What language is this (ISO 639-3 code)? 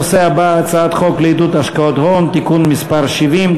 heb